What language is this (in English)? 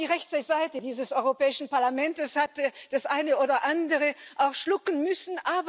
German